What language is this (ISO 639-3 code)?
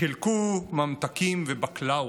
heb